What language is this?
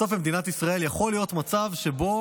Hebrew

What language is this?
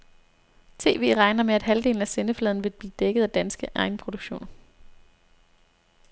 Danish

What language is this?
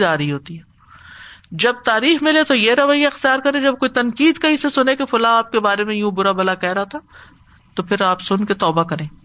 Urdu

